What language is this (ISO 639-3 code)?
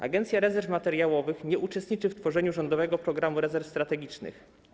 pol